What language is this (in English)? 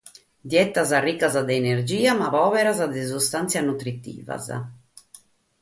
Sardinian